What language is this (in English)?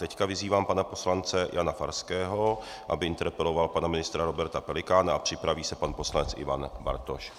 Czech